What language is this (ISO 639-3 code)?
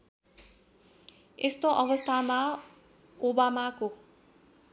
nep